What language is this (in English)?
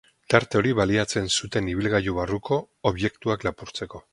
Basque